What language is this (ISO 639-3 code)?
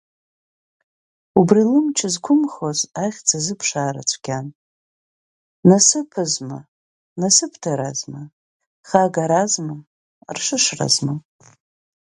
abk